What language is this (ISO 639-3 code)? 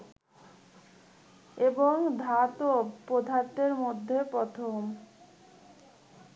ben